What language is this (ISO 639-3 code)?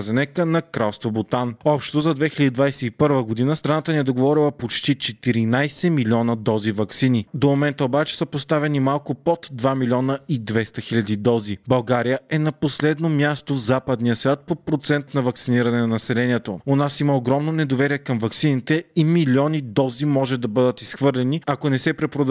bul